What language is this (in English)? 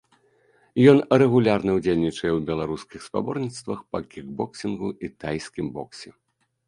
Belarusian